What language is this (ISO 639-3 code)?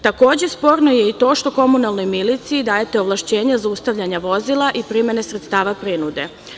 srp